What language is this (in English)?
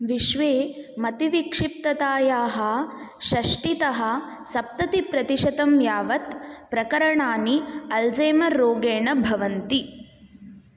Sanskrit